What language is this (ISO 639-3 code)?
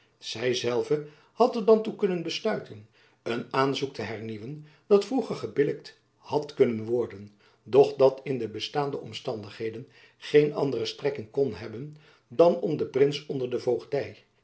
nld